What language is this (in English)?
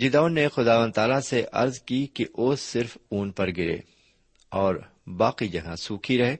Urdu